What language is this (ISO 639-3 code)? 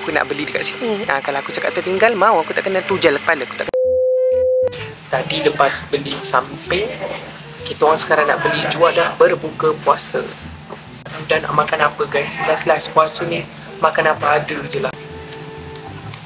msa